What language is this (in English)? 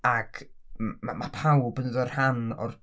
Welsh